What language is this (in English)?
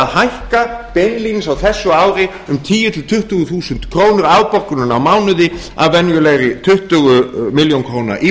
Icelandic